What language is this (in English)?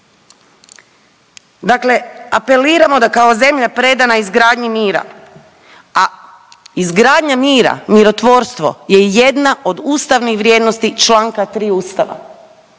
Croatian